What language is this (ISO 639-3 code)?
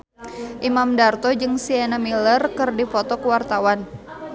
sun